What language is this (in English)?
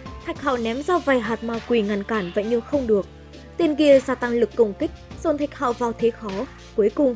Vietnamese